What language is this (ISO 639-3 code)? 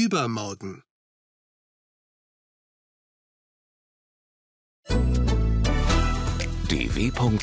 ukr